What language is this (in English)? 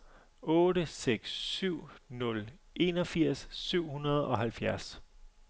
Danish